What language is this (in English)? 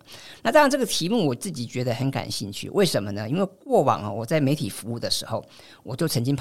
Chinese